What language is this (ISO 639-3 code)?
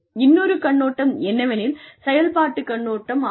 tam